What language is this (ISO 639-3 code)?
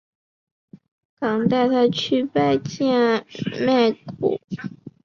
zho